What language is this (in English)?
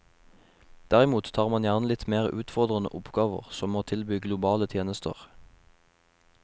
Norwegian